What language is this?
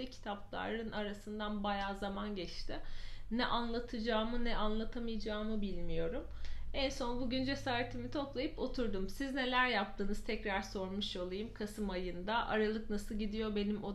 Turkish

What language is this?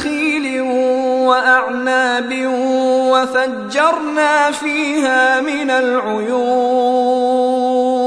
Arabic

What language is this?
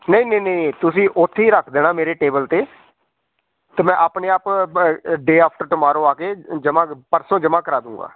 Punjabi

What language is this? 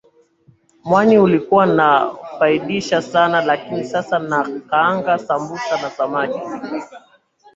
Swahili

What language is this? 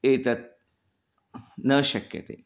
Sanskrit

